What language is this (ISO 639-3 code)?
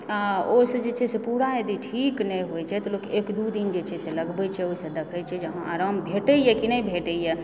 mai